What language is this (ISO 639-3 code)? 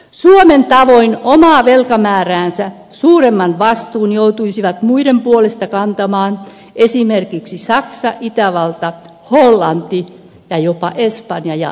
fin